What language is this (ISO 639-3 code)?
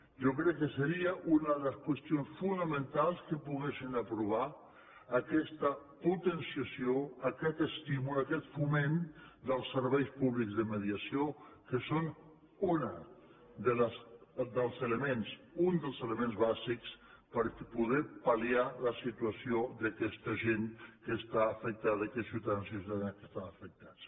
cat